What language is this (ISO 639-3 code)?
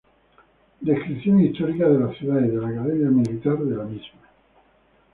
spa